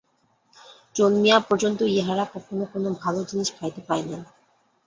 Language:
Bangla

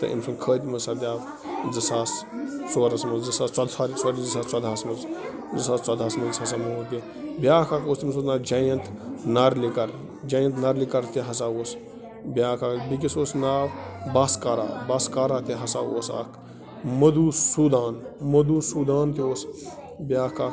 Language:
Kashmiri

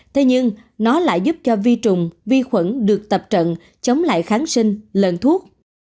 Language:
Vietnamese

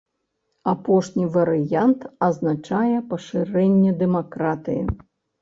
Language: Belarusian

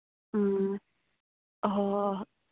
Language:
Manipuri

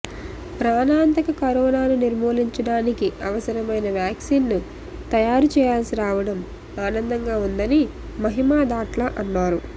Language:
Telugu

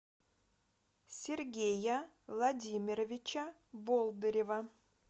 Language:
Russian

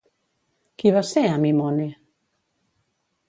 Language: Catalan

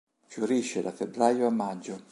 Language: Italian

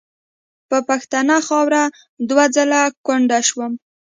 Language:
Pashto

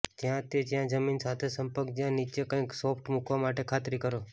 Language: Gujarati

